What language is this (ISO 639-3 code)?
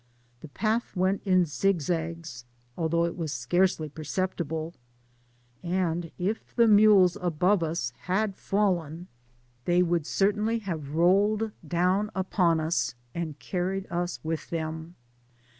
eng